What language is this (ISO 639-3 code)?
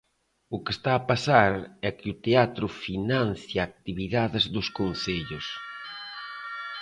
glg